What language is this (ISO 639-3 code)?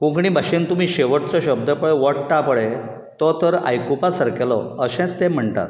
kok